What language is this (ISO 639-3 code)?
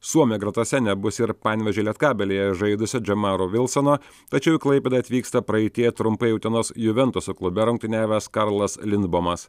lit